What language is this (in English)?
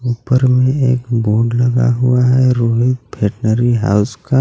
Hindi